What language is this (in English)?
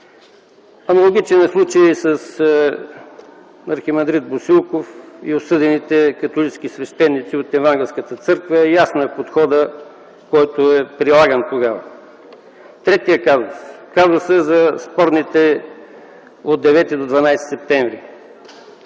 Bulgarian